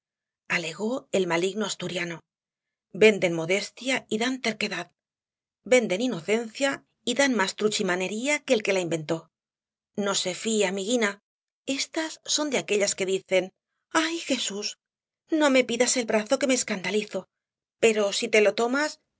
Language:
Spanish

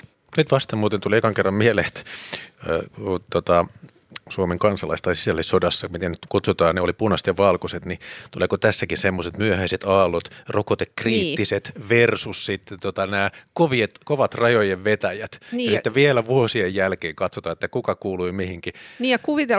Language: Finnish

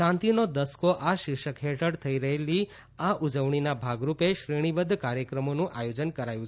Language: Gujarati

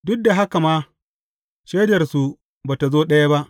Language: Hausa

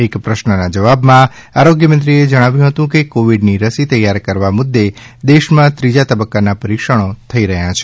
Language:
Gujarati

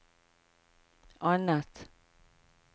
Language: Norwegian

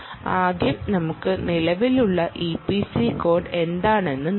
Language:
Malayalam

